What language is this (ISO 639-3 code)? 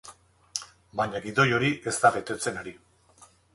eus